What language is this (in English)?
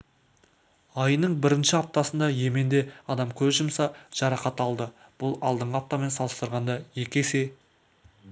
Kazakh